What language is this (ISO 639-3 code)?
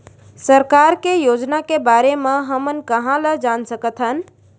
hne